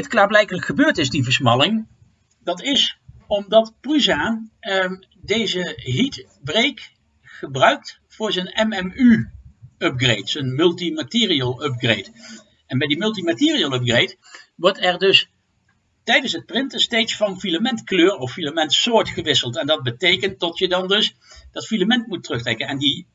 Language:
Dutch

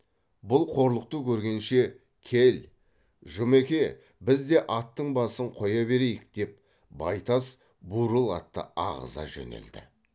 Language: Kazakh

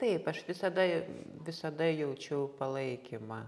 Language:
Lithuanian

